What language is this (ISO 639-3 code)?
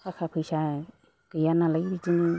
brx